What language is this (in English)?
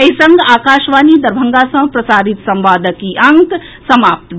Maithili